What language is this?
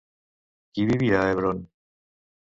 Catalan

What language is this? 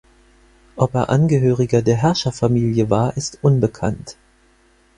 German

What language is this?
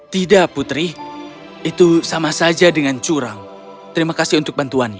Indonesian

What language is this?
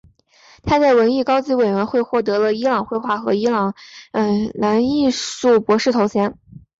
Chinese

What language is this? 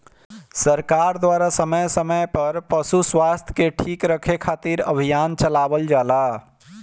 Bhojpuri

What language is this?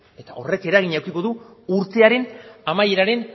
Basque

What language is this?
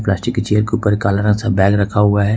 Hindi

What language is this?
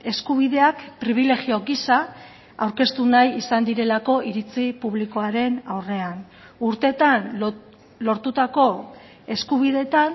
Basque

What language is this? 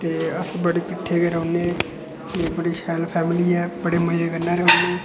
Dogri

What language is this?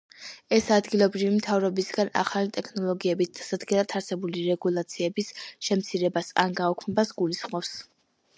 Georgian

